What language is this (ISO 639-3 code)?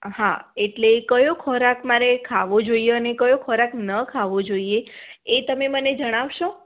guj